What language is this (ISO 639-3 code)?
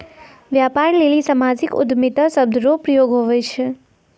mai